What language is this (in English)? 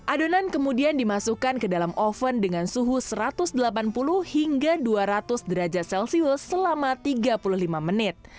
Indonesian